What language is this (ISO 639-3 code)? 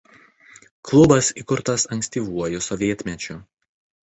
lit